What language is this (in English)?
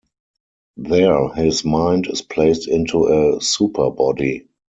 English